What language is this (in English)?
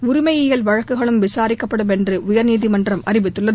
Tamil